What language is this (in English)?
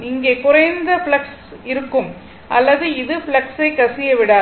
Tamil